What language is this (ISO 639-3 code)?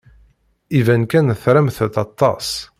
kab